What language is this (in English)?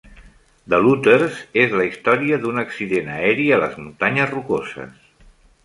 Catalan